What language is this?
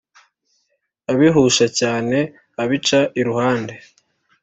Kinyarwanda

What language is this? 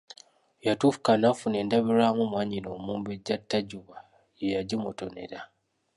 Ganda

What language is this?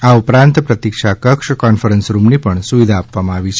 Gujarati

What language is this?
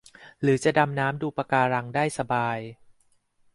Thai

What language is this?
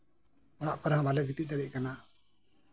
Santali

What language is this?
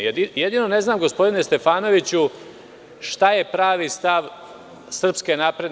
Serbian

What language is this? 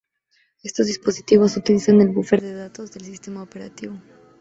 Spanish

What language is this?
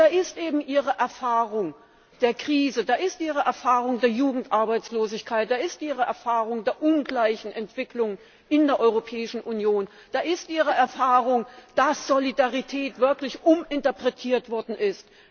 German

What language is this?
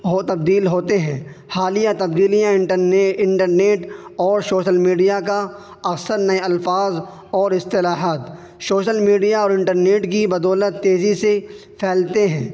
Urdu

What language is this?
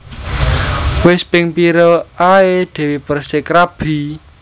Javanese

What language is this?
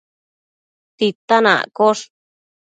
Matsés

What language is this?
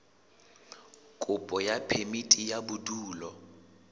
Southern Sotho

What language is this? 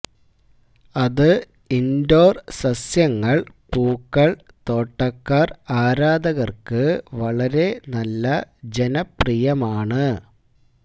Malayalam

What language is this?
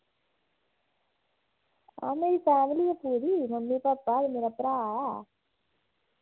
Dogri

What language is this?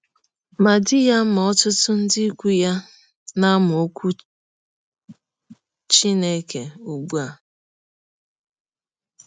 Igbo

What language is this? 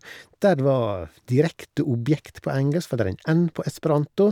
Norwegian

